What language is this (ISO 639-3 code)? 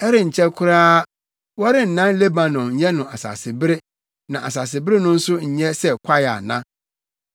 aka